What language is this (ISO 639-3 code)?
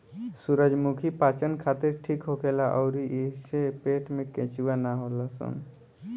bho